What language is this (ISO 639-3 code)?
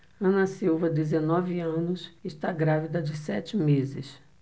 por